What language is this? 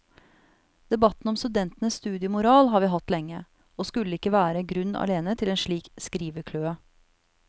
Norwegian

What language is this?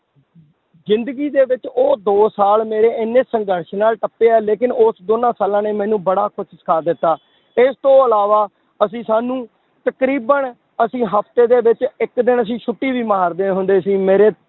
Punjabi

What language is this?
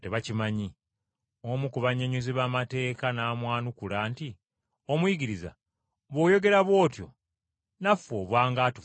Ganda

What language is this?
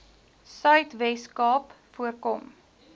Afrikaans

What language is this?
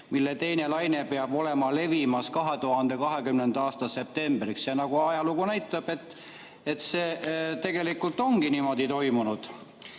Estonian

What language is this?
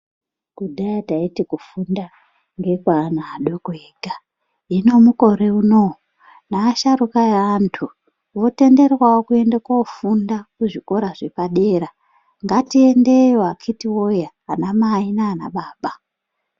Ndau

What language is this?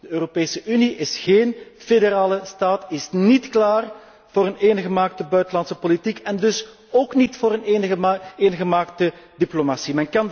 Dutch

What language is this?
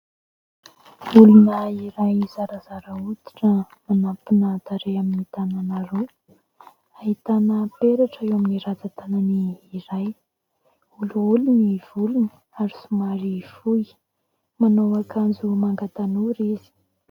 Malagasy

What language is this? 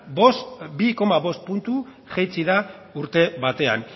Basque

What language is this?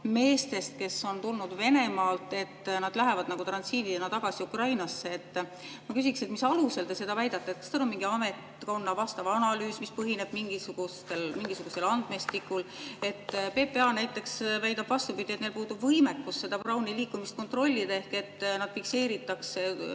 Estonian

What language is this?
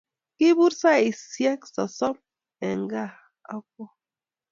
Kalenjin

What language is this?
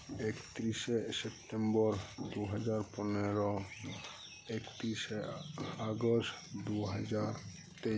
Santali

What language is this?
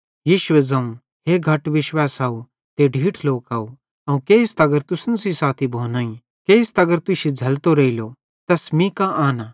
Bhadrawahi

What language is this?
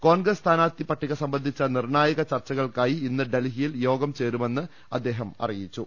Malayalam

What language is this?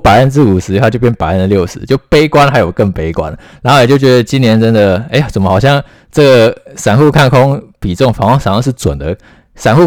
Chinese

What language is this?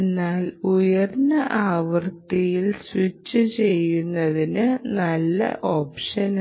Malayalam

